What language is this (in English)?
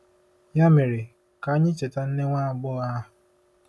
Igbo